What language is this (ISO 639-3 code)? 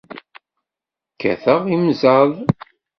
kab